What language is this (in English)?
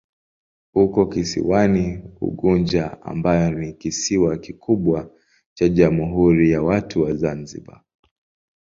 Swahili